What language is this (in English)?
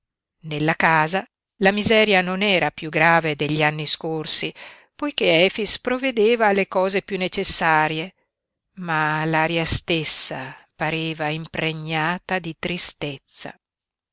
Italian